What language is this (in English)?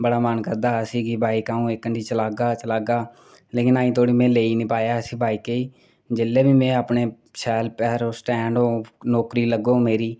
Dogri